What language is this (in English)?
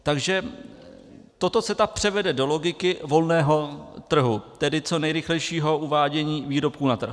Czech